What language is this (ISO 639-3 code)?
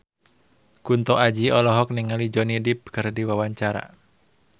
sun